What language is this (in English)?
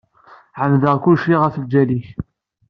Kabyle